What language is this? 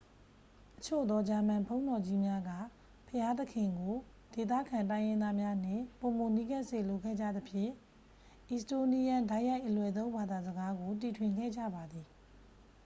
Burmese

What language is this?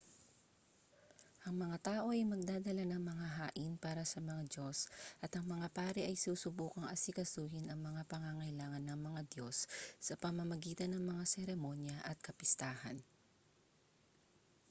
Filipino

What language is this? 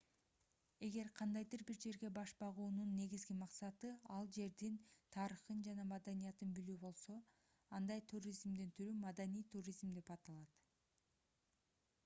Kyrgyz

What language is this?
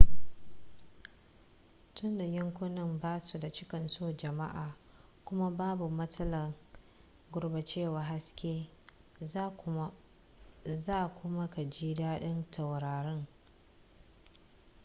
Hausa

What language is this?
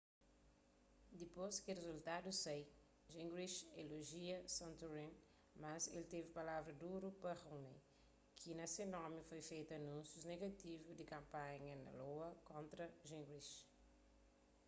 Kabuverdianu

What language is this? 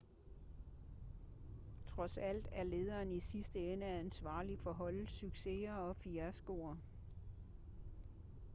Danish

